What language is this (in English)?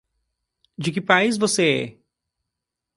Portuguese